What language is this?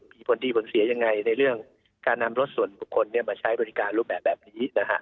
Thai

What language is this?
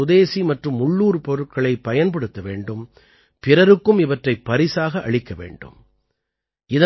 Tamil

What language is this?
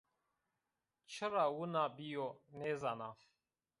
Zaza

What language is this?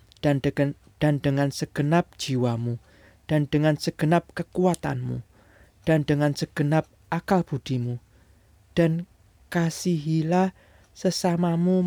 Indonesian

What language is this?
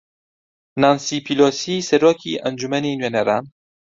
Central Kurdish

